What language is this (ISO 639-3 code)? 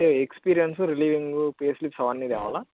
tel